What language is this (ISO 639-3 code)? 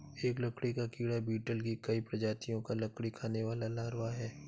hin